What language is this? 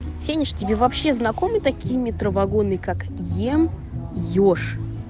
Russian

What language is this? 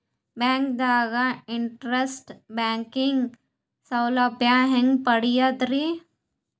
Kannada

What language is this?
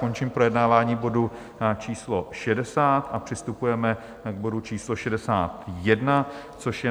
Czech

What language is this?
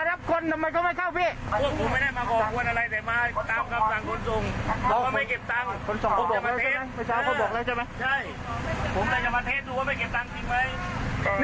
Thai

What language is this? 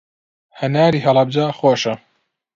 Central Kurdish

